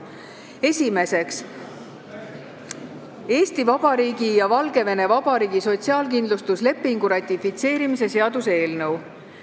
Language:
Estonian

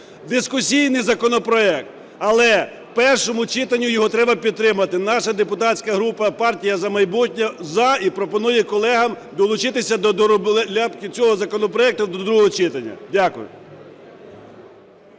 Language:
Ukrainian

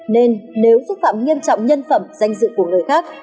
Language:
Vietnamese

